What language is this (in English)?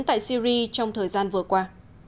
Vietnamese